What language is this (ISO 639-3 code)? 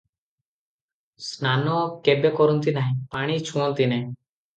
ori